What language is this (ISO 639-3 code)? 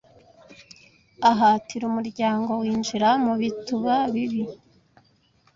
kin